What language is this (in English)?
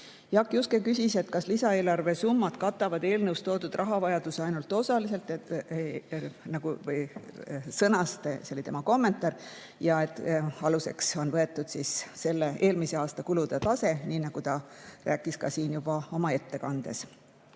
Estonian